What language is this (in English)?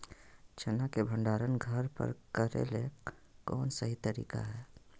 Magahi